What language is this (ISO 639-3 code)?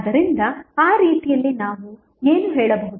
kan